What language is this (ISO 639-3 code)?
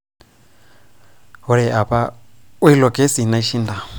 mas